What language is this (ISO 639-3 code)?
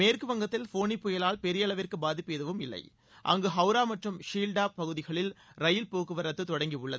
tam